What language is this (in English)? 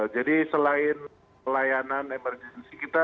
Indonesian